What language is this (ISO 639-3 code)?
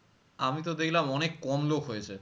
ben